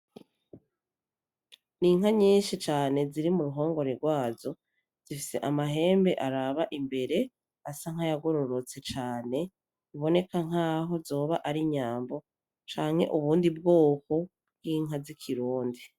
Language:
Rundi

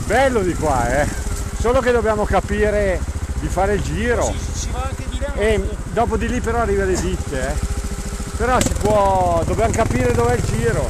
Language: Italian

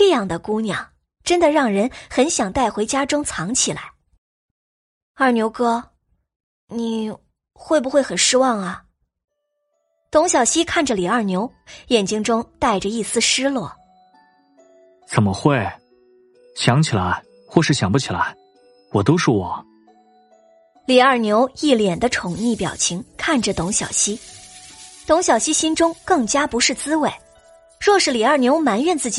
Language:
Chinese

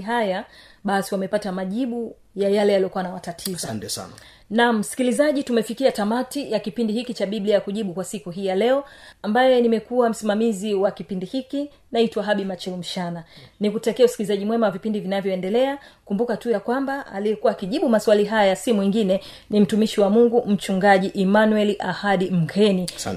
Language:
Swahili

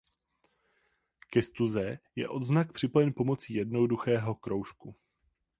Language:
Czech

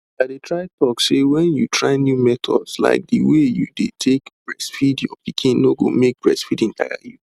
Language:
Nigerian Pidgin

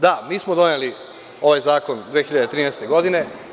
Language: Serbian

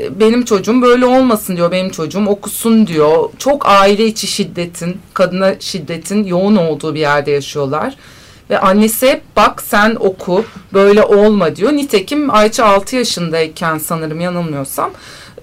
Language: Turkish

